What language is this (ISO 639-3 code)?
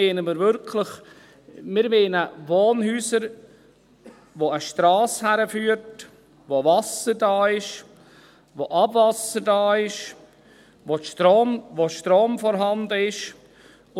gsw